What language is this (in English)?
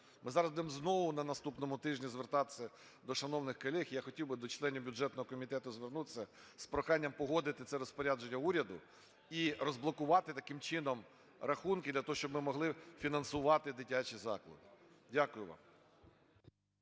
Ukrainian